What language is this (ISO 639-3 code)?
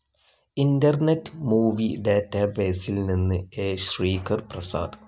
mal